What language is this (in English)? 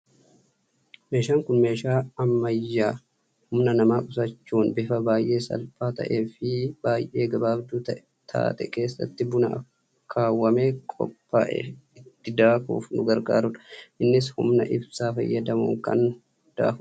Oromo